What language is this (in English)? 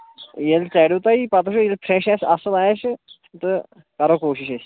Kashmiri